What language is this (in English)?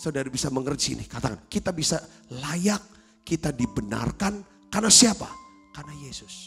Indonesian